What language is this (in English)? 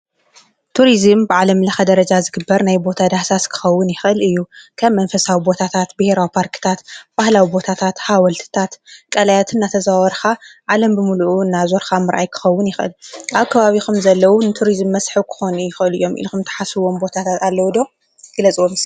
Tigrinya